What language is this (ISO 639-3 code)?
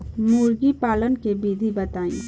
bho